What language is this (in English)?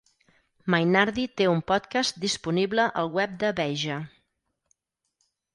Catalan